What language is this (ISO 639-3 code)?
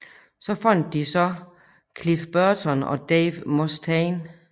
dan